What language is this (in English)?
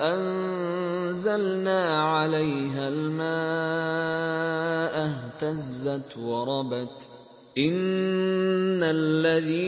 Arabic